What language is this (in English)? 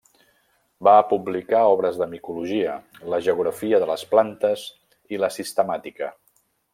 Catalan